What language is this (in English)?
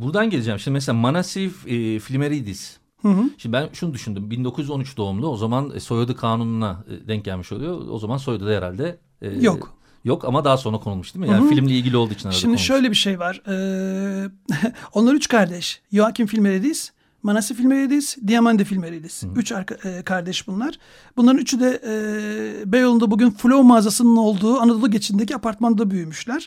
Turkish